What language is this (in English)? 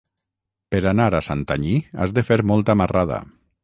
Catalan